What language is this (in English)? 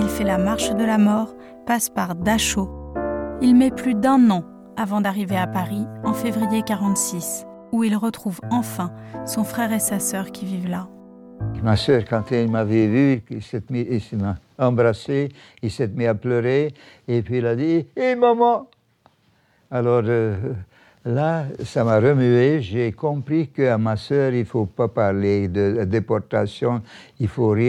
French